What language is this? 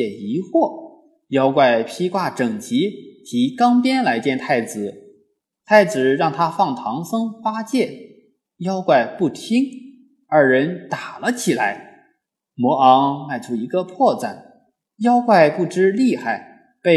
Chinese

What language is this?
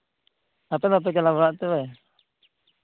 Santali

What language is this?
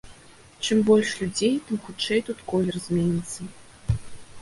Belarusian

